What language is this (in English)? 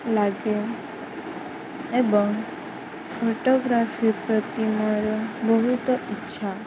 Odia